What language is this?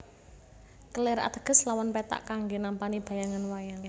Javanese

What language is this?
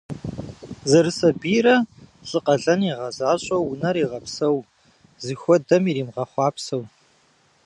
Kabardian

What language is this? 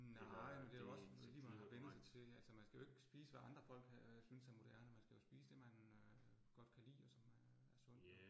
Danish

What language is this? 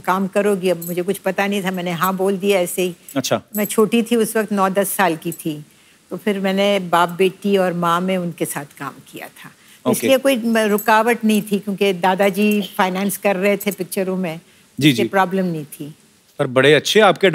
Hindi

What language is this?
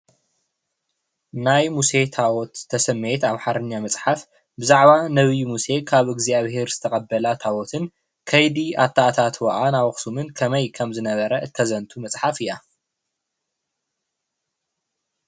Tigrinya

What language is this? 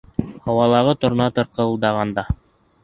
Bashkir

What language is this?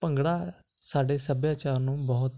Punjabi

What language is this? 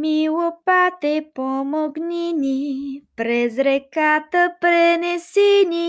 Bulgarian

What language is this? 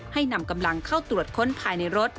Thai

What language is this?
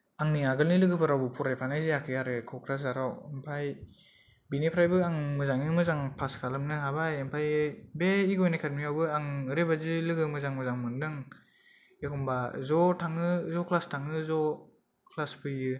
Bodo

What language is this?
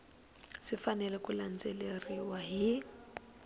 Tsonga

